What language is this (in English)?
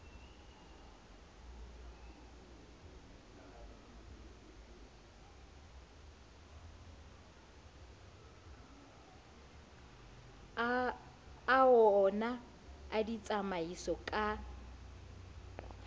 Southern Sotho